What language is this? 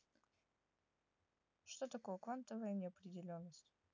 Russian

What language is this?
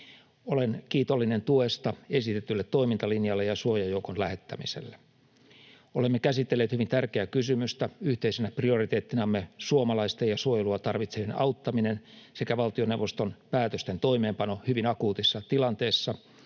Finnish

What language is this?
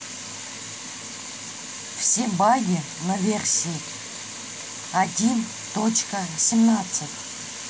Russian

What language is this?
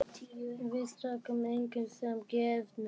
Icelandic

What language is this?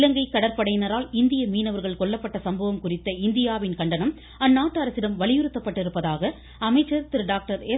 Tamil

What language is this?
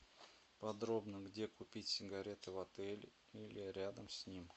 Russian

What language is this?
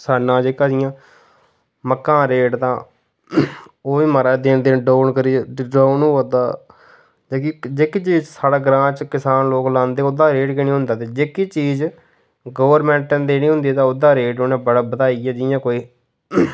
Dogri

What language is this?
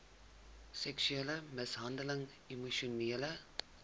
Afrikaans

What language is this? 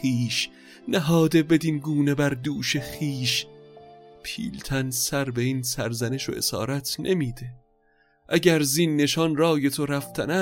Persian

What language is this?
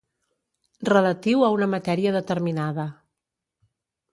Catalan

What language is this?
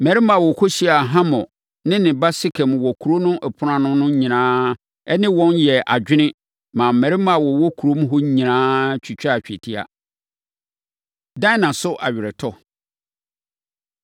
Akan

